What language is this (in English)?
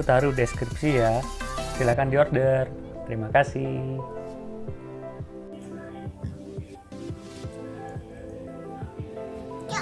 Indonesian